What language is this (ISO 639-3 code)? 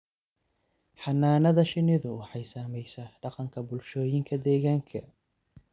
som